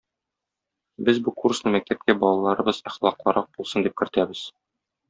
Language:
Tatar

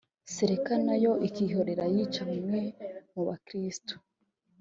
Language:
Kinyarwanda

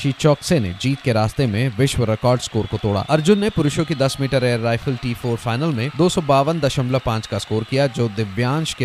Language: Hindi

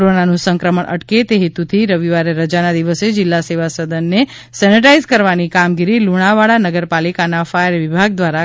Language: Gujarati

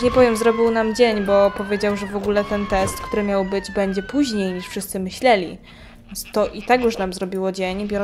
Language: Polish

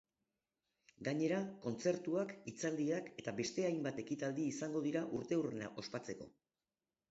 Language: Basque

